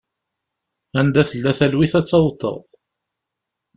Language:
Kabyle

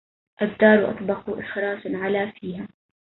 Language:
Arabic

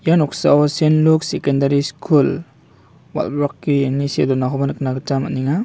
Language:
Garo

